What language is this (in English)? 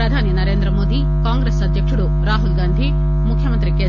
Telugu